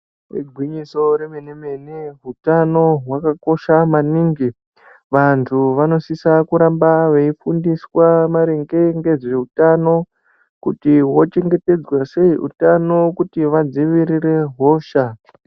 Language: Ndau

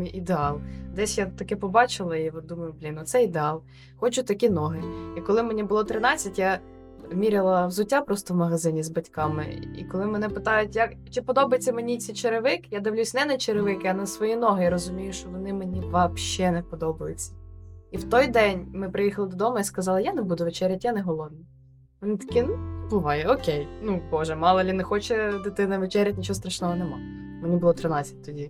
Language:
Ukrainian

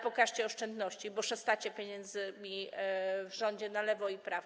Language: Polish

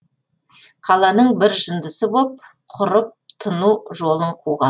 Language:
Kazakh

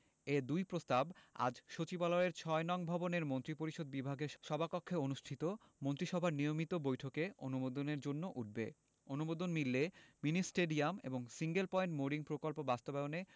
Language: Bangla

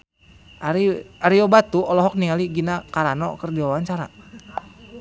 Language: Sundanese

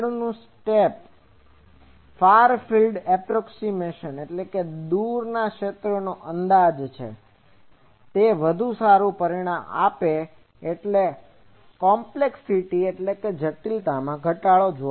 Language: Gujarati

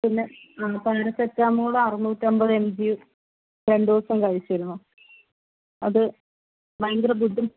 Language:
Malayalam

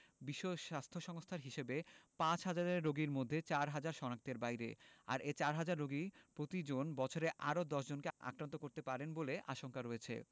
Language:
Bangla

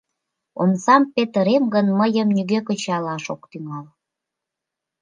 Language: Mari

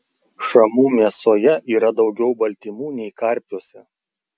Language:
Lithuanian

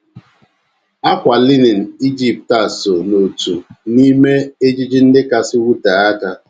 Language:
Igbo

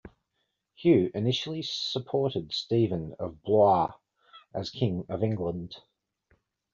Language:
English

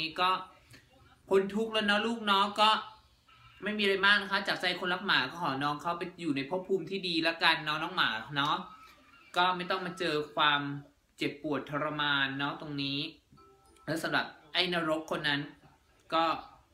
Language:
Thai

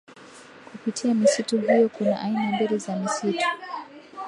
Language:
Swahili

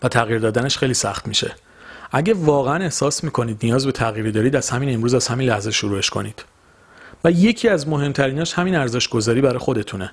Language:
Persian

